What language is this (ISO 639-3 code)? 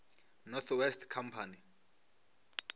nso